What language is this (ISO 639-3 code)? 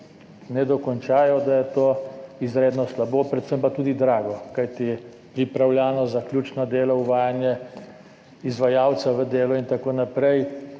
slv